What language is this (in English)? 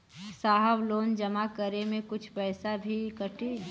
Bhojpuri